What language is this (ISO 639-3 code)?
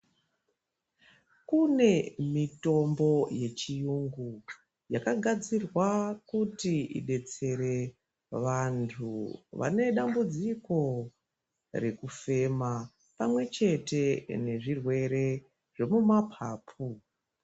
ndc